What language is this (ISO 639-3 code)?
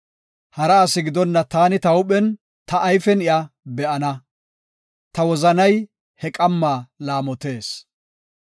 gof